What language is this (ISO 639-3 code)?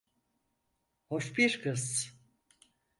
tur